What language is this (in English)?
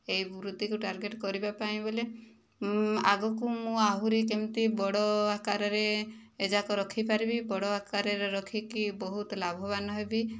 Odia